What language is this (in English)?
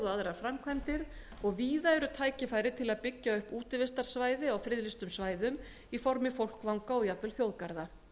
Icelandic